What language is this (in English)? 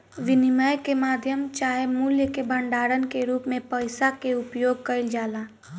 Bhojpuri